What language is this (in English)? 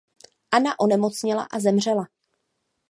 Czech